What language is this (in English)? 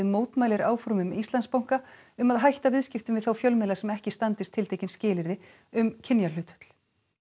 Icelandic